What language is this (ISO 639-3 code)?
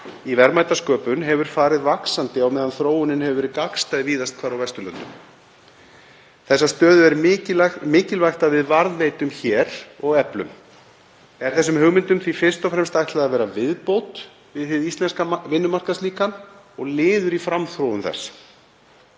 isl